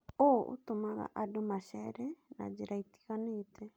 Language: Kikuyu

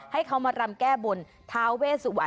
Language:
Thai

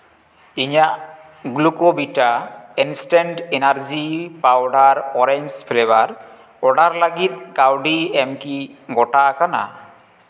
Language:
Santali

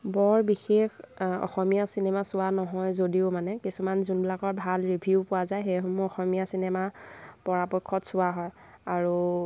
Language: Assamese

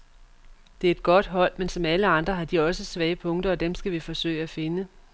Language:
Danish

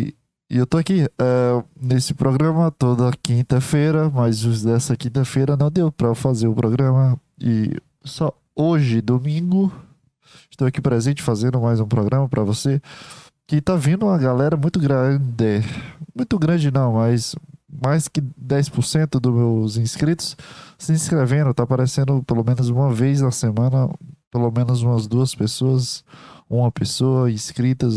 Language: Portuguese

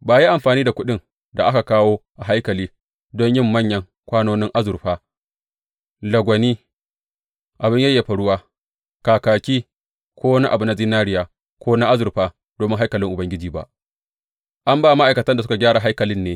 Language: Hausa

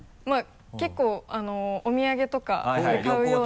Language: Japanese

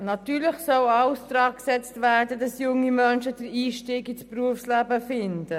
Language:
Swiss German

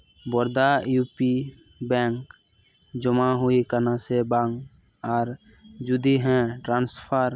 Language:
Santali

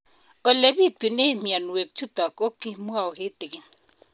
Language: Kalenjin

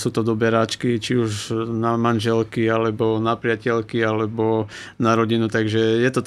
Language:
Slovak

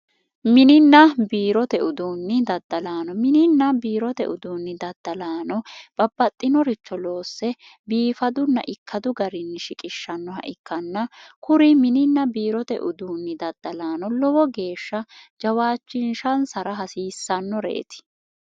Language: Sidamo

